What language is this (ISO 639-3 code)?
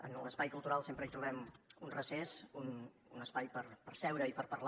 cat